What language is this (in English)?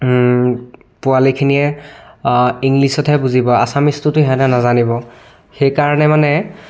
Assamese